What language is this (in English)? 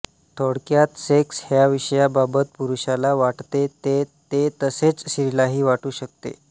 Marathi